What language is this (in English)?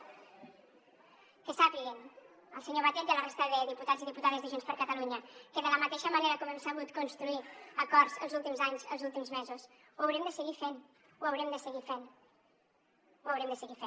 Catalan